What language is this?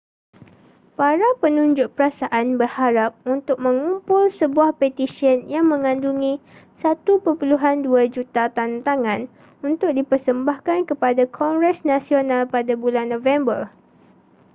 Malay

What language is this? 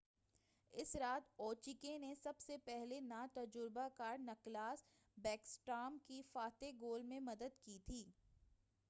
Urdu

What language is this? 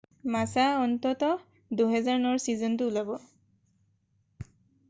Assamese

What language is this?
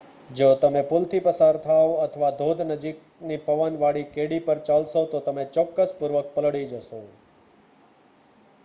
Gujarati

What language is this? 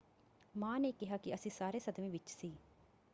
Punjabi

